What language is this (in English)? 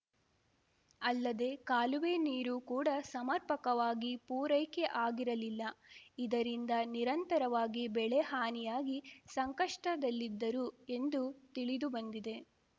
Kannada